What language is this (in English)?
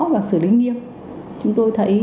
Vietnamese